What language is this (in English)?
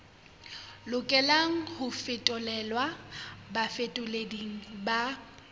Southern Sotho